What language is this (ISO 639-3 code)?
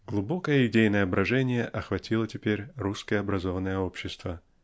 rus